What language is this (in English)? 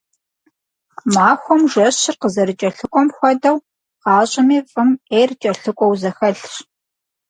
Kabardian